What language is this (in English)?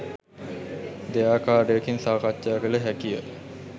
Sinhala